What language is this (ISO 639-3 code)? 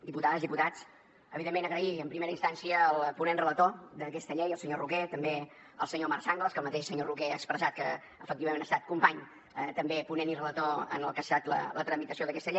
cat